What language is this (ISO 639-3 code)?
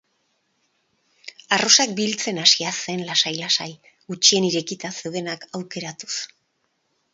eus